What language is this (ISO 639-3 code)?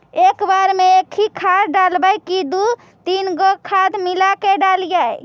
mag